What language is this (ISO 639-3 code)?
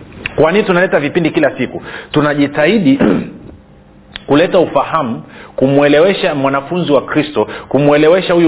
swa